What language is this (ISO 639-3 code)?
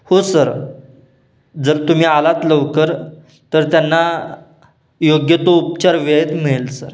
mar